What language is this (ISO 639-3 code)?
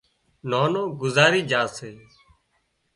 kxp